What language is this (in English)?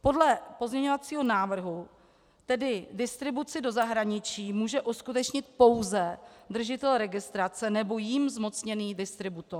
Czech